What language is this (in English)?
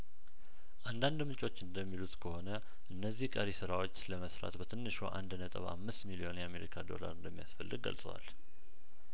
Amharic